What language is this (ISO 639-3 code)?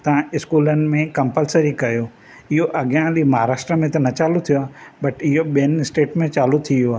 snd